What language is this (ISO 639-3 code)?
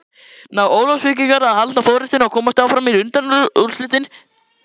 isl